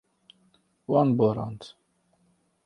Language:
Kurdish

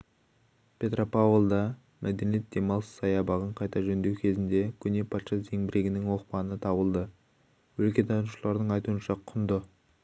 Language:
Kazakh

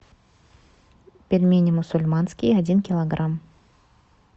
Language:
Russian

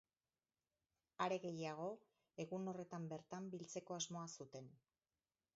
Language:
Basque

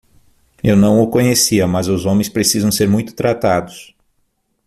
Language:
Portuguese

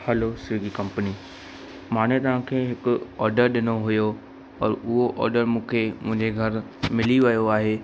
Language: Sindhi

